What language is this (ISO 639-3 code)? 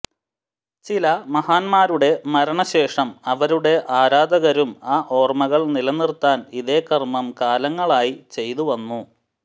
mal